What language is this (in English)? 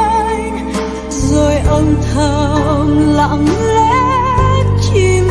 Vietnamese